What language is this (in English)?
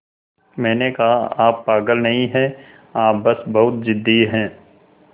Hindi